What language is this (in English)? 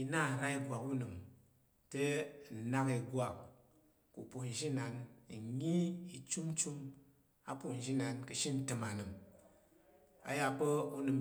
Tarok